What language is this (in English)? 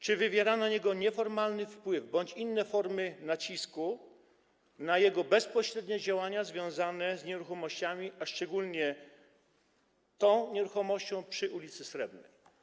Polish